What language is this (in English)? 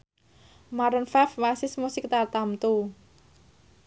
Javanese